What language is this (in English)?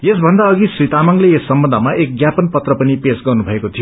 Nepali